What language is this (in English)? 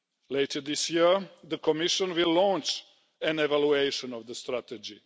English